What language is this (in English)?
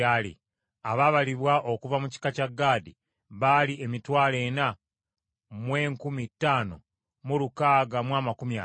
Ganda